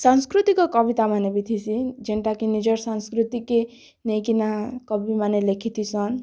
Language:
Odia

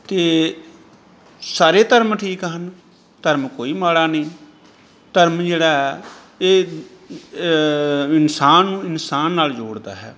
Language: Punjabi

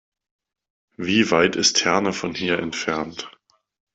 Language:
German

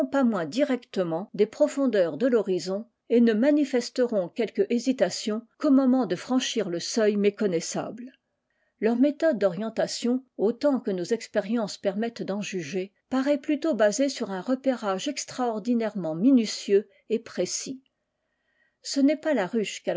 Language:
French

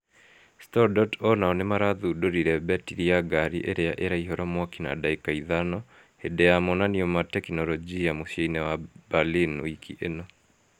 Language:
Kikuyu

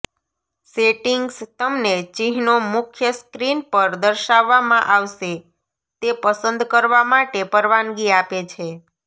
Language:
Gujarati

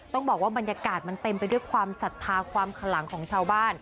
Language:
Thai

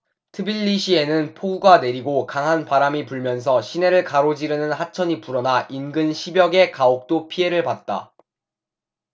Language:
Korean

